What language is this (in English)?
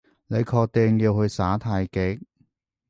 Cantonese